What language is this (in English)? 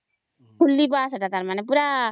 Odia